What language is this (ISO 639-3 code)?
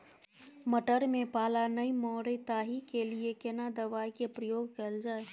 mai